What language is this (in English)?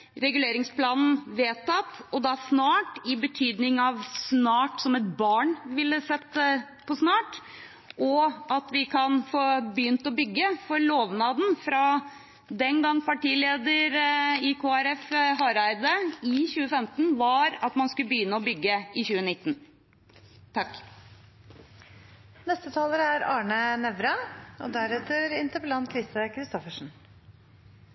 Norwegian Bokmål